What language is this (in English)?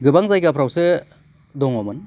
Bodo